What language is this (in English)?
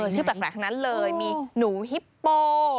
Thai